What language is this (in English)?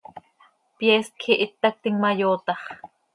Seri